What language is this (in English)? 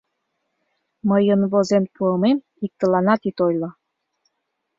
Mari